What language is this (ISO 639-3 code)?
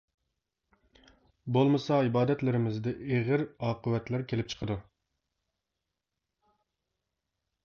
uig